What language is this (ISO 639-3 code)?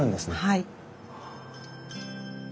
jpn